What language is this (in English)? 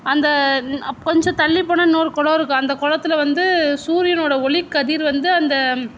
Tamil